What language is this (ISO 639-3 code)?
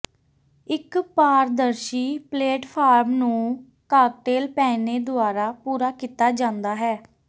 pan